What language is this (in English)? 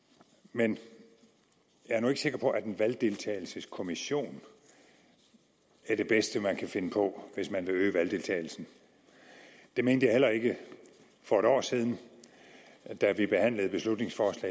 Danish